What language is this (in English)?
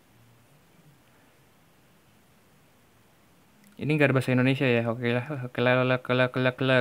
Indonesian